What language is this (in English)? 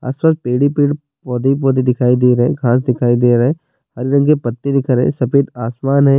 Urdu